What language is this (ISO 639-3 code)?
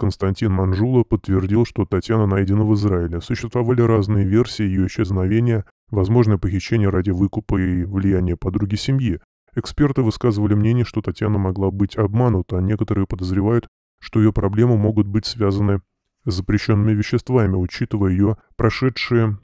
rus